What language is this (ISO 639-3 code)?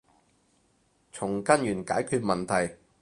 yue